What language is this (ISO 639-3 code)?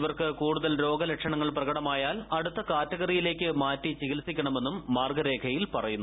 mal